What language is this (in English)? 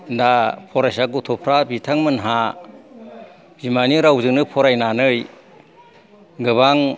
Bodo